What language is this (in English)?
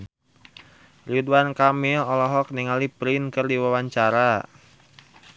Sundanese